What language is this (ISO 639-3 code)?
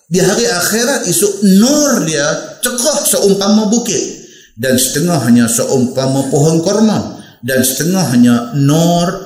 msa